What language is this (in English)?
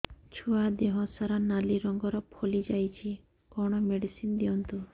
Odia